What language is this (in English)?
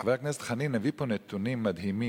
Hebrew